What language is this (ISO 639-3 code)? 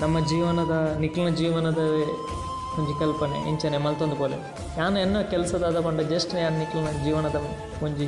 kan